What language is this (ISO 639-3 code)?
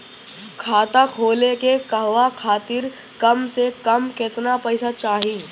bho